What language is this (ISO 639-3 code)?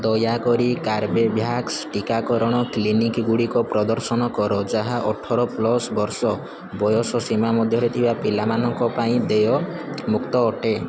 ori